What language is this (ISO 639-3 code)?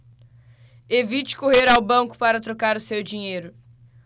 por